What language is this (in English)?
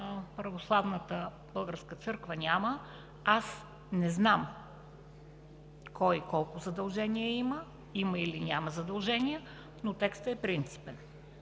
Bulgarian